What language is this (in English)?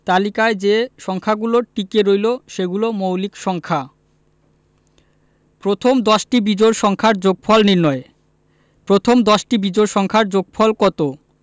Bangla